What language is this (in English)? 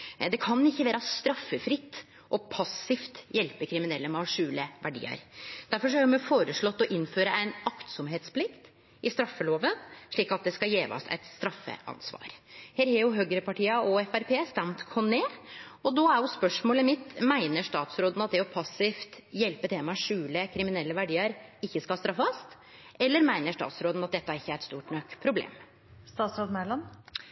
Norwegian Nynorsk